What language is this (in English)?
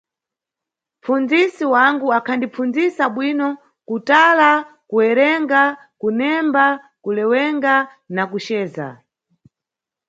Nyungwe